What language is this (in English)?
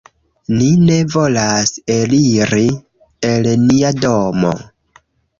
Esperanto